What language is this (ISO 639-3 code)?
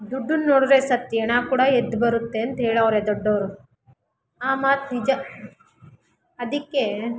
kan